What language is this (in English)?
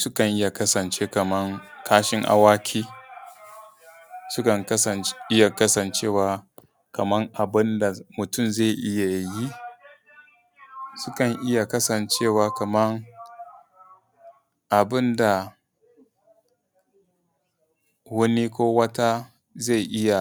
Hausa